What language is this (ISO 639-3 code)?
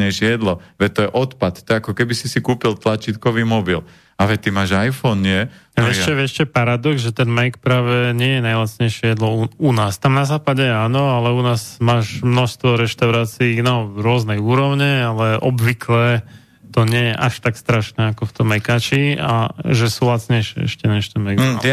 slk